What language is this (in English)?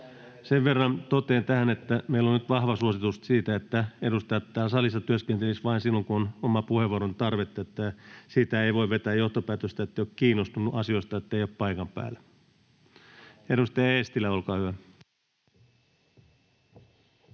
Finnish